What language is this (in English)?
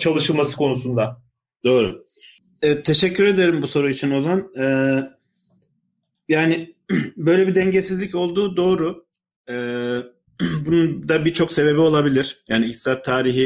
Turkish